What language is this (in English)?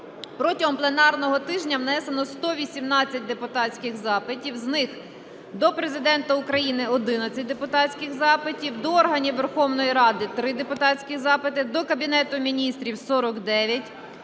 Ukrainian